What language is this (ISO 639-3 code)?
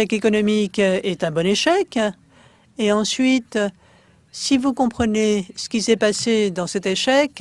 fra